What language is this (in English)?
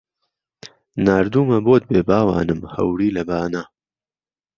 Central Kurdish